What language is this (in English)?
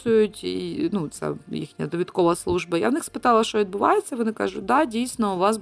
Ukrainian